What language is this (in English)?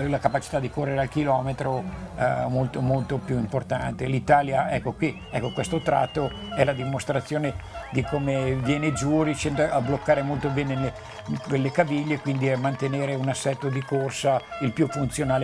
Italian